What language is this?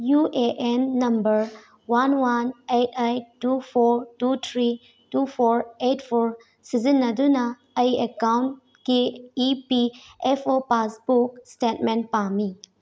Manipuri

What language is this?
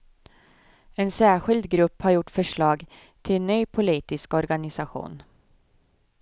Swedish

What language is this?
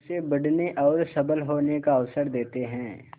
Hindi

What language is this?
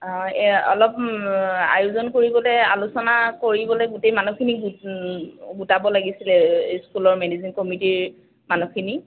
Assamese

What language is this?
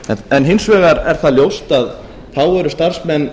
Icelandic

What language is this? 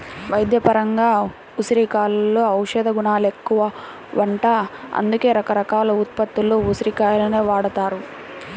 Telugu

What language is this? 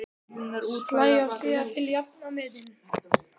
Icelandic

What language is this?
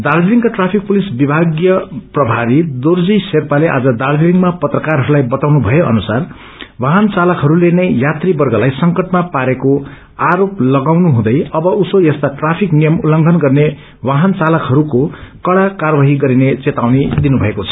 Nepali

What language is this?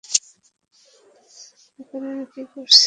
Bangla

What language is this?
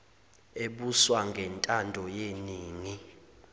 Zulu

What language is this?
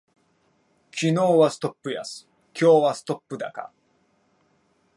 Japanese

